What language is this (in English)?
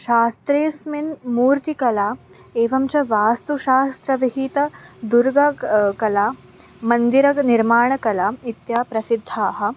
Sanskrit